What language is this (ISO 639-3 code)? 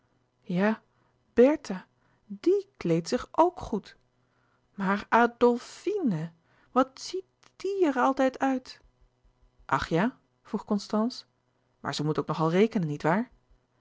nld